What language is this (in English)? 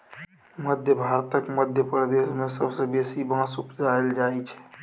Maithili